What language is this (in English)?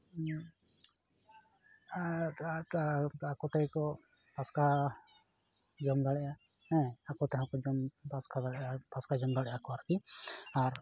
Santali